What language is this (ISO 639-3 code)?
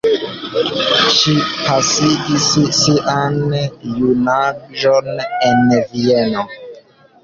epo